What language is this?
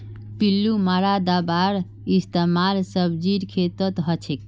Magahi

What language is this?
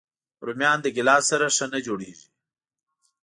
Pashto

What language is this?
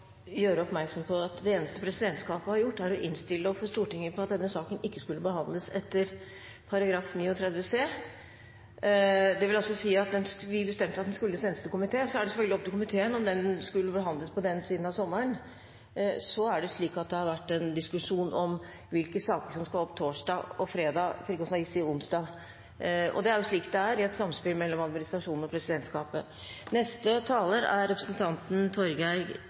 Norwegian Bokmål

